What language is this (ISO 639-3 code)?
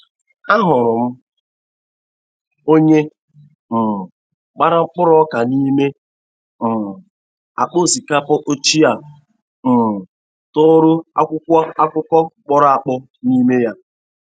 ibo